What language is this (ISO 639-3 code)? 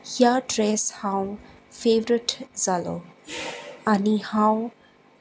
kok